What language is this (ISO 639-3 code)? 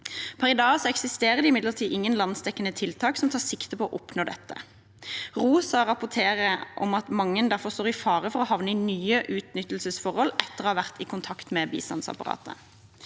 nor